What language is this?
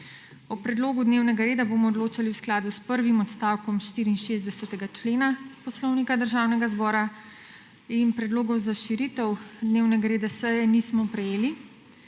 Slovenian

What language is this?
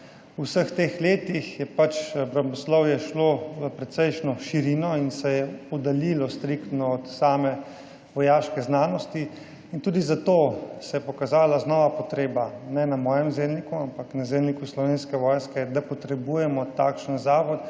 Slovenian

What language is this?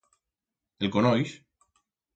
Aragonese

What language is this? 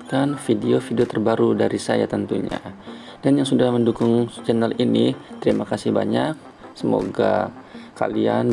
Indonesian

